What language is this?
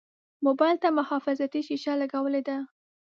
Pashto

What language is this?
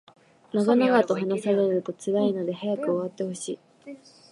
Japanese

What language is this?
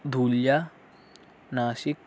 Urdu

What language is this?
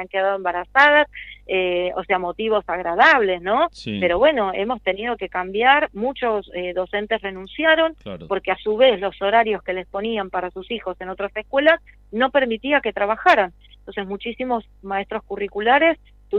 Spanish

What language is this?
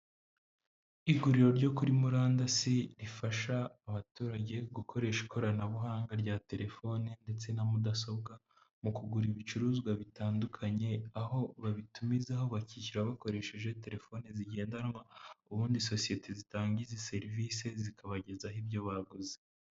Kinyarwanda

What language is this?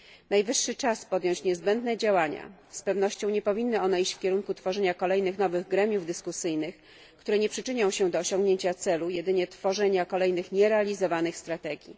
Polish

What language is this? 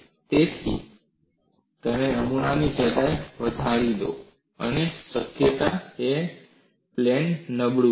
Gujarati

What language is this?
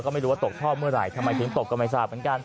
Thai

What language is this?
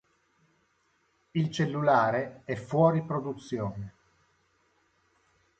Italian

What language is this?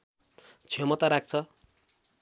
Nepali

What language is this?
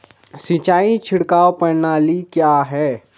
Hindi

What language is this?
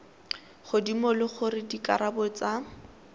Tswana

